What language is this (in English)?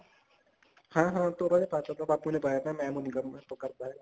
Punjabi